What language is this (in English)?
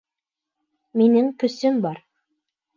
Bashkir